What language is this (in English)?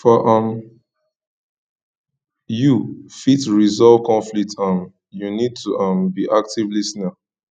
Nigerian Pidgin